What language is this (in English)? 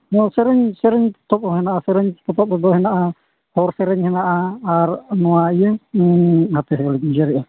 Santali